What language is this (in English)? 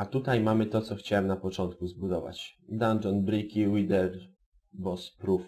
Polish